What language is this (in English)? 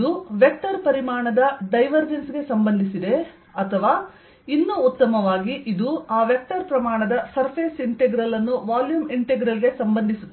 Kannada